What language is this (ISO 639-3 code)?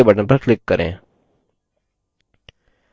hin